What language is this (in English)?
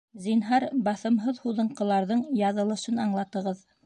Bashkir